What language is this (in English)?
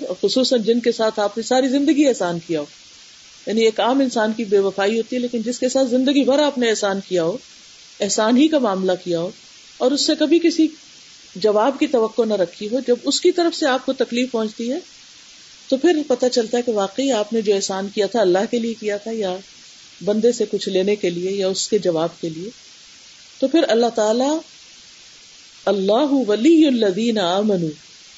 Urdu